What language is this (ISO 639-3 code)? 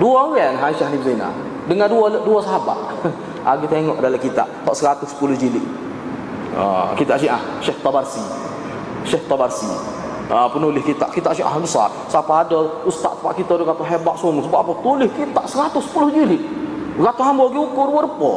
msa